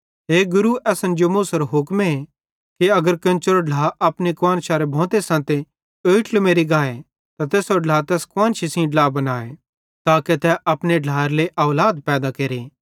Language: Bhadrawahi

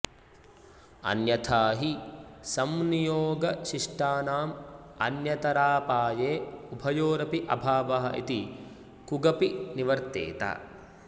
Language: Sanskrit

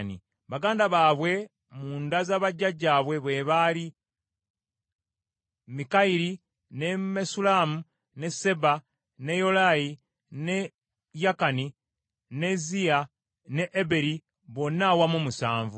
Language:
Ganda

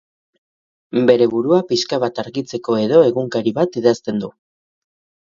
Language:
Basque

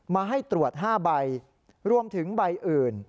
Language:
Thai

